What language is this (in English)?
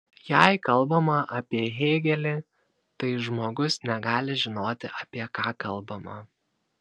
Lithuanian